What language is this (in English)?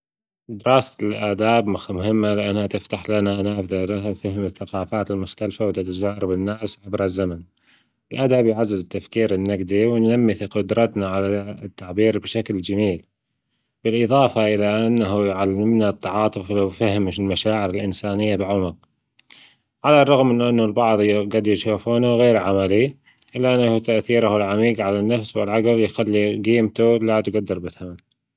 Gulf Arabic